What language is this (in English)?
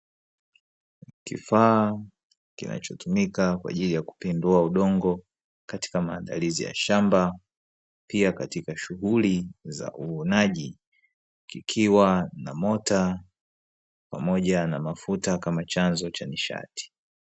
Swahili